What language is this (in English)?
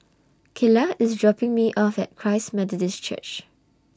English